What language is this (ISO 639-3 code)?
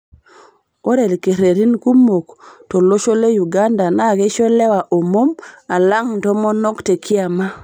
mas